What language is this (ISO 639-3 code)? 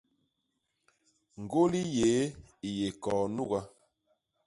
bas